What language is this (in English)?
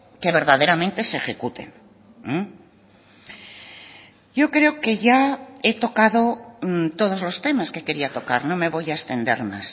Spanish